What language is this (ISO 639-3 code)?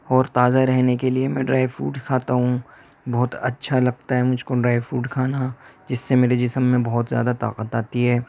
urd